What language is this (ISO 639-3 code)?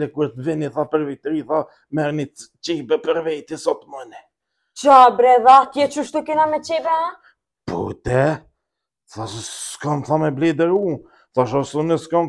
ron